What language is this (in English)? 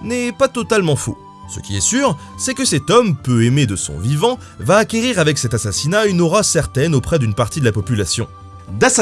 French